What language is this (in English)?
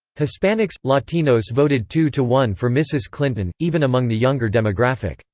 English